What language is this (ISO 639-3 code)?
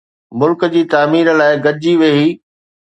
snd